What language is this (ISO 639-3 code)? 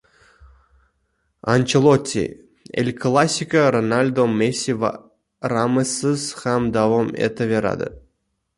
uzb